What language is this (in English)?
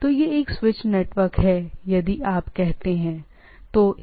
Hindi